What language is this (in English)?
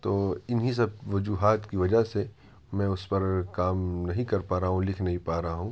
Urdu